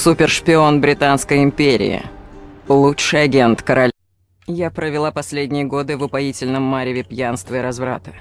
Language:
Russian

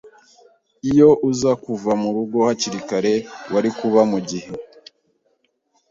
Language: Kinyarwanda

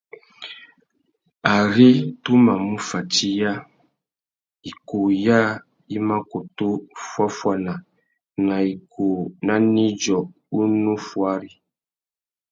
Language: Tuki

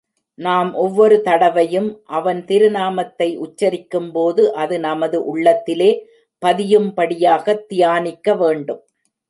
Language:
Tamil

